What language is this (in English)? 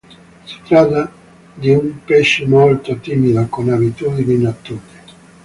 Italian